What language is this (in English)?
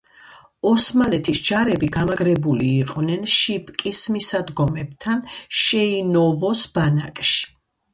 Georgian